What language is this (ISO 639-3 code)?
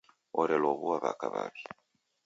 dav